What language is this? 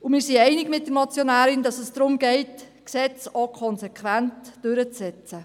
Swiss German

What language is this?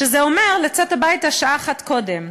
Hebrew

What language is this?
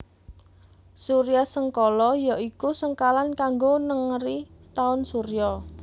Javanese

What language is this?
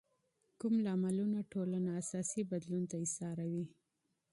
Pashto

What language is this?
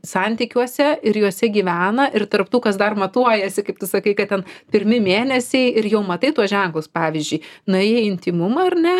Lithuanian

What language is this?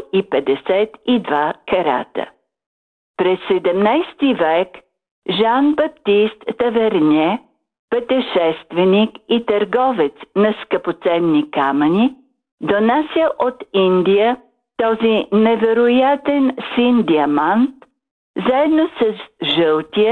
Bulgarian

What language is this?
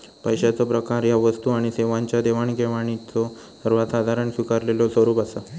Marathi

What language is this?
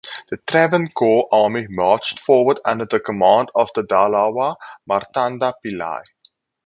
English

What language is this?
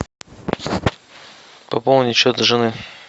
Russian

